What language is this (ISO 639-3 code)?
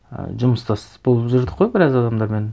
kaz